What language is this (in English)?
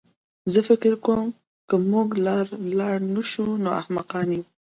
Pashto